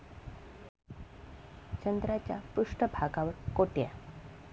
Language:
Marathi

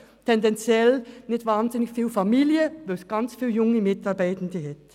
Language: Swiss German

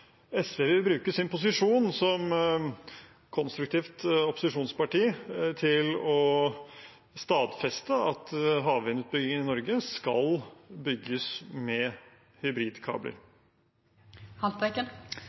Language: Norwegian Bokmål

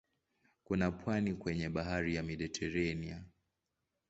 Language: Swahili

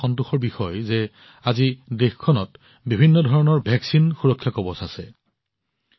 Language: Assamese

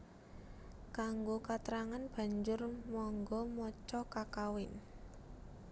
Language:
Javanese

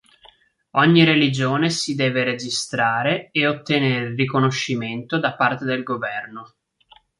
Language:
Italian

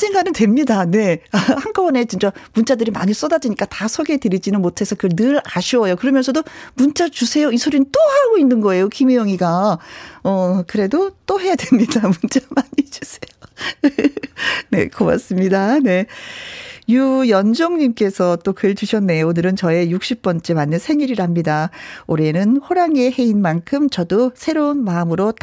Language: Korean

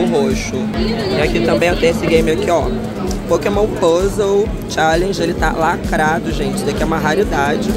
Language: Portuguese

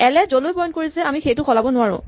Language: Assamese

